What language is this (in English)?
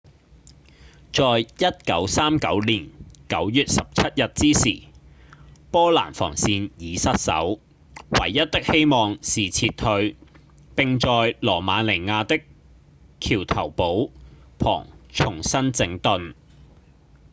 Cantonese